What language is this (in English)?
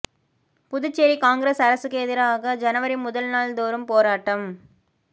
Tamil